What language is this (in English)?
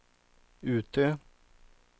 Swedish